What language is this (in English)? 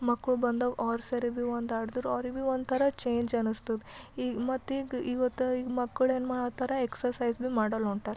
Kannada